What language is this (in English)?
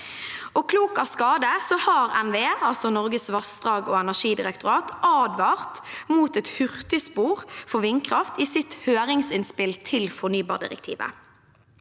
Norwegian